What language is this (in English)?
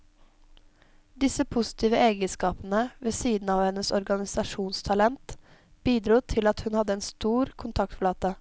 Norwegian